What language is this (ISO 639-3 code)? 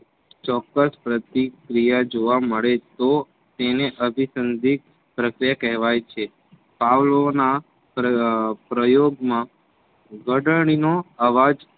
guj